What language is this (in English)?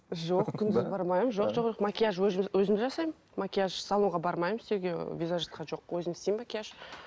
Kazakh